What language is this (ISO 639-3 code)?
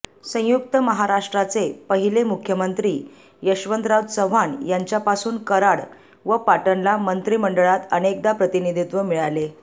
mar